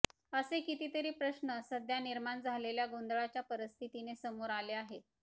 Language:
Marathi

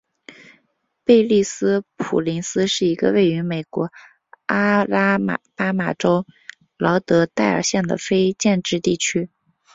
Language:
Chinese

